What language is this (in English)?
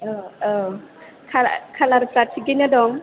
Bodo